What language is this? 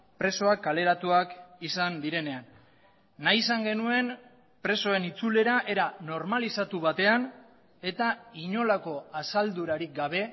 Basque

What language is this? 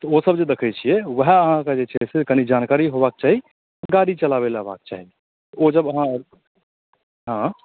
Maithili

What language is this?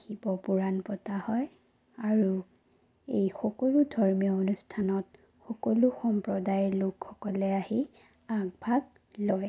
Assamese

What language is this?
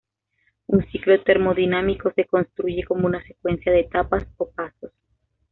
Spanish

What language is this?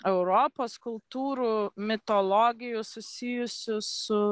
Lithuanian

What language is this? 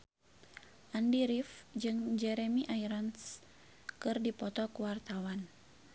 Sundanese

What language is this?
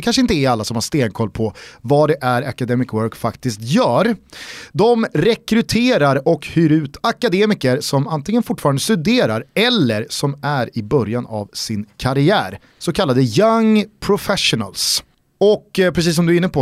Swedish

